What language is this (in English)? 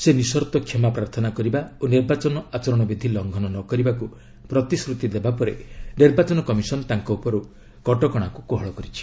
Odia